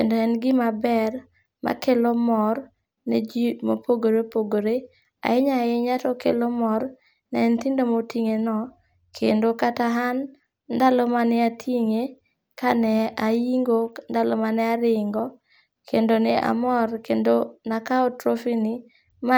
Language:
Luo (Kenya and Tanzania)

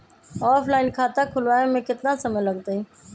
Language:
Magahi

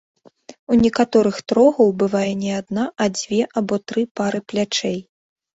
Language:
Belarusian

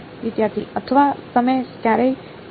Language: Gujarati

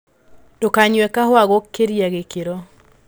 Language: Kikuyu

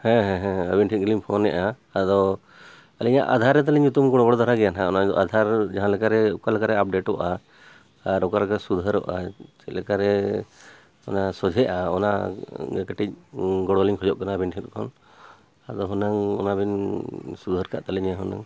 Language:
Santali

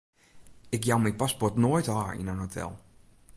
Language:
Western Frisian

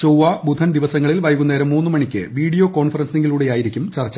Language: Malayalam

